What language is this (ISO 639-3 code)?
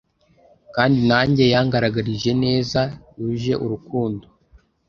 kin